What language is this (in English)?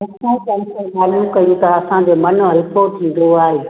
Sindhi